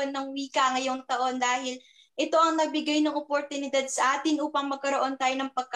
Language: Filipino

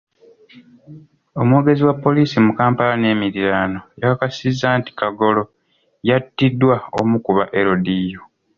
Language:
Ganda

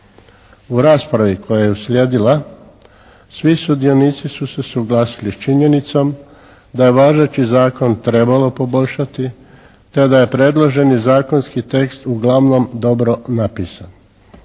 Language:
Croatian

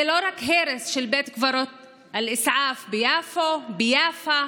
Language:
Hebrew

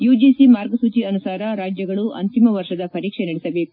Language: Kannada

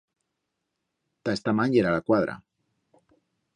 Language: Aragonese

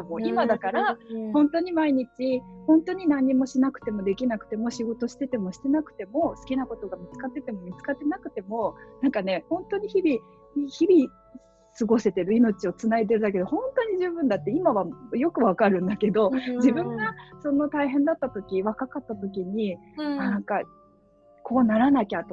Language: Japanese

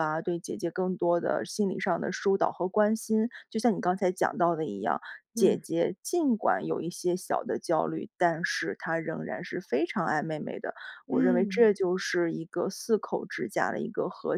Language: Chinese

